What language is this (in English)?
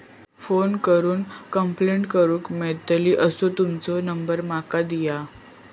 Marathi